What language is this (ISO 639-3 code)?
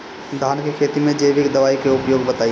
bho